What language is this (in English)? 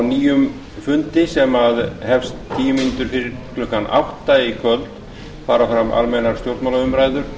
Icelandic